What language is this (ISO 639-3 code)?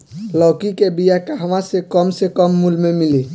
bho